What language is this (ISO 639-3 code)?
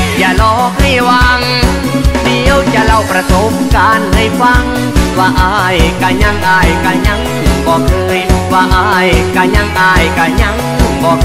tha